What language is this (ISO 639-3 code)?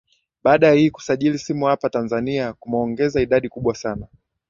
swa